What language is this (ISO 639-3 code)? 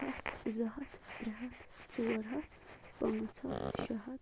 kas